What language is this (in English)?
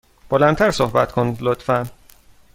Persian